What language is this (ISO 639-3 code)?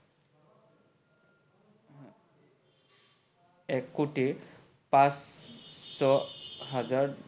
asm